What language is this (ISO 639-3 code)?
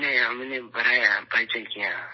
urd